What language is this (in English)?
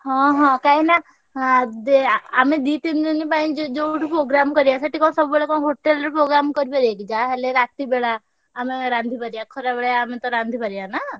Odia